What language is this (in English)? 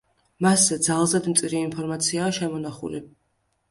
Georgian